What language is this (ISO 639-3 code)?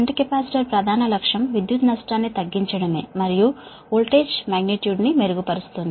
tel